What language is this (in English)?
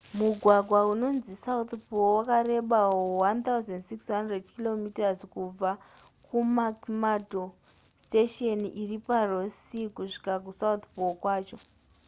Shona